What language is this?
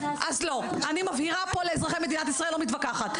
Hebrew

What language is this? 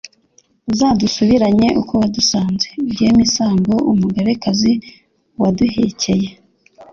Kinyarwanda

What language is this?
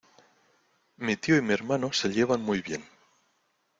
Spanish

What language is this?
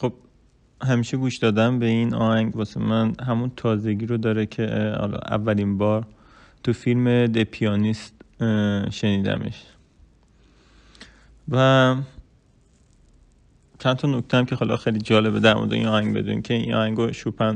Persian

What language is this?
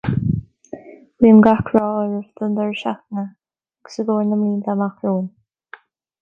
Irish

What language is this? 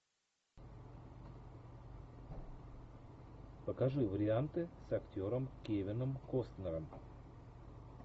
Russian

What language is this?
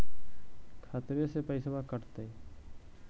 Magahi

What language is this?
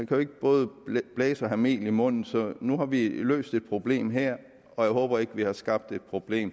Danish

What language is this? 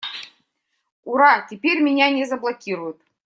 Russian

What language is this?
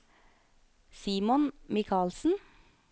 Norwegian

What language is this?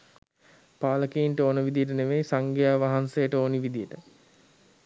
Sinhala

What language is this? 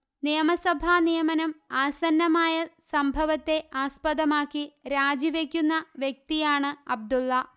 Malayalam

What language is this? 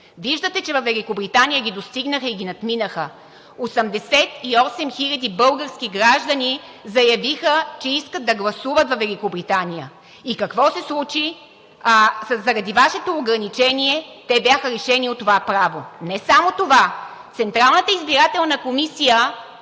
Bulgarian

